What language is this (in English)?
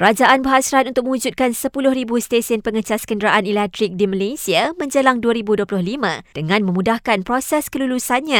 Malay